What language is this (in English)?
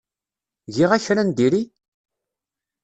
Kabyle